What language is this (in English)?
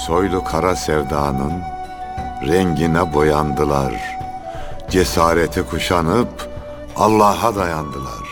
Turkish